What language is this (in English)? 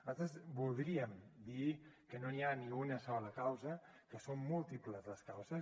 Catalan